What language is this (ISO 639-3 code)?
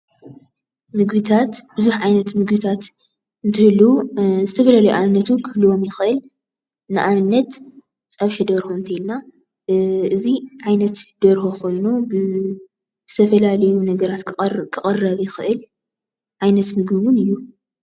tir